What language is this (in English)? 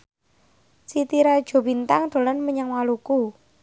Javanese